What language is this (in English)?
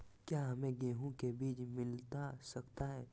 Magahi